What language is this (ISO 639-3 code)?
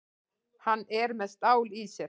isl